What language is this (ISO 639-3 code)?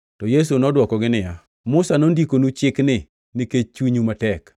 luo